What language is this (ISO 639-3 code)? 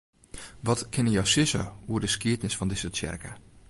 fry